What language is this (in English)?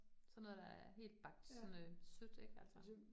Danish